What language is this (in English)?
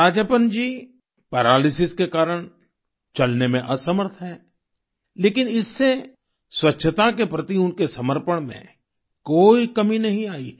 Hindi